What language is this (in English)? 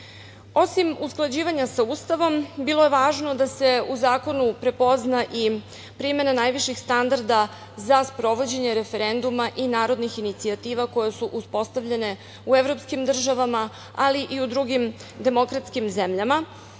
Serbian